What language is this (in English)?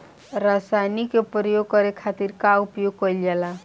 Bhojpuri